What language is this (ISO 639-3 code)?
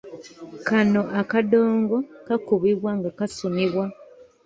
lug